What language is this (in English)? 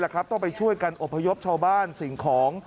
Thai